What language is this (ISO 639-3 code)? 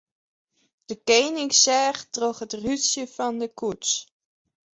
fry